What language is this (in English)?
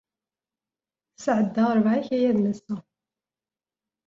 Kabyle